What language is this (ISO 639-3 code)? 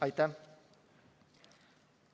est